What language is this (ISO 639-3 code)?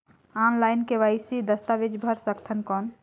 hne